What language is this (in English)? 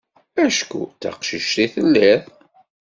Kabyle